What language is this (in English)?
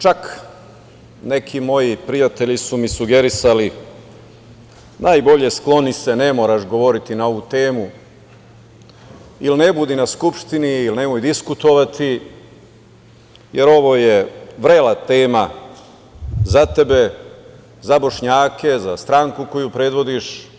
Serbian